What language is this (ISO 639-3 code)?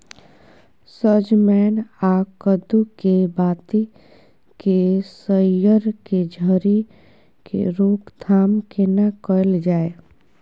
mai